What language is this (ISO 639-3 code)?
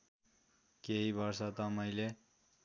nep